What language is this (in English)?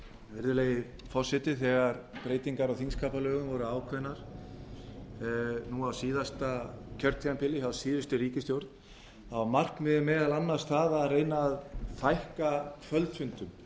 Icelandic